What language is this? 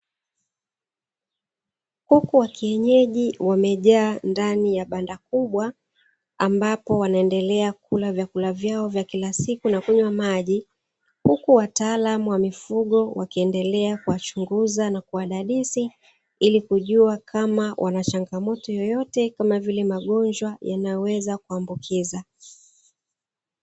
Swahili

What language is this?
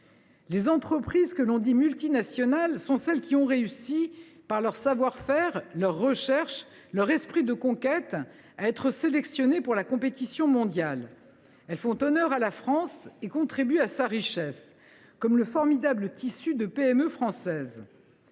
French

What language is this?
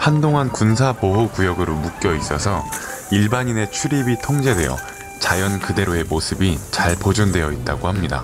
Korean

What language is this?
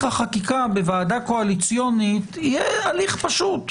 Hebrew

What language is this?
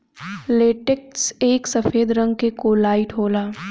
Bhojpuri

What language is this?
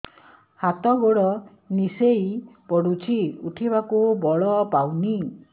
Odia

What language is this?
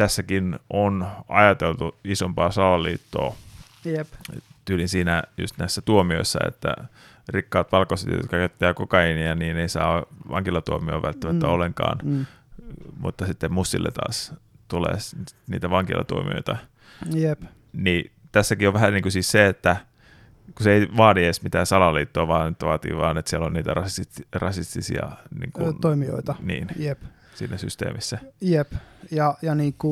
Finnish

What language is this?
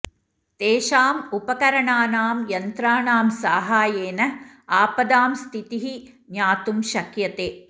Sanskrit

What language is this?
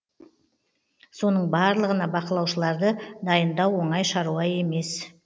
Kazakh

